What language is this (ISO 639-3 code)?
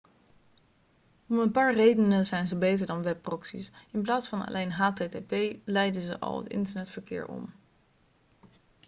nld